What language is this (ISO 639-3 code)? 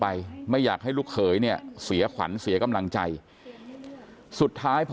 tha